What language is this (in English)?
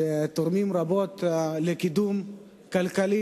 Hebrew